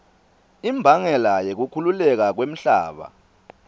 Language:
Swati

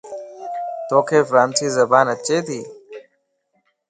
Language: Lasi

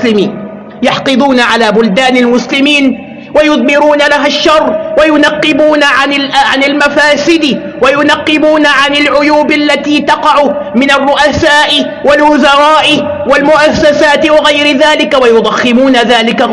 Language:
Arabic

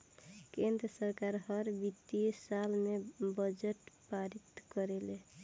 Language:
Bhojpuri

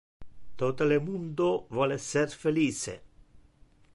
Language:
Interlingua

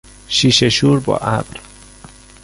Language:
Persian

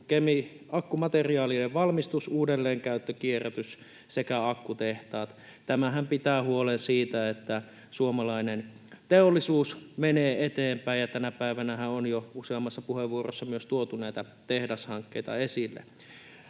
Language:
Finnish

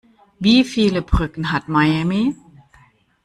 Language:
German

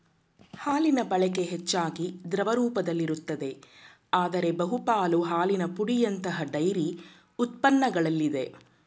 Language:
Kannada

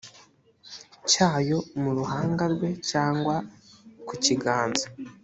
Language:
Kinyarwanda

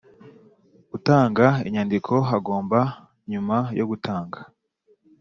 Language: Kinyarwanda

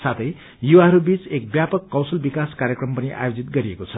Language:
Nepali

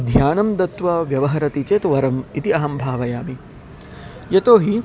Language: Sanskrit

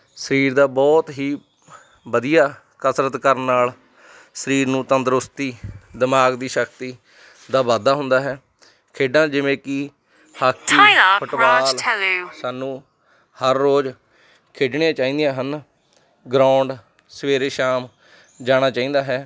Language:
Punjabi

